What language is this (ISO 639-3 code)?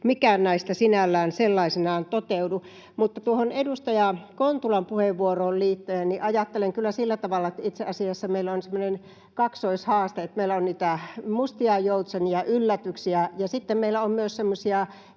fin